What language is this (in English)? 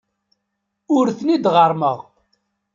Kabyle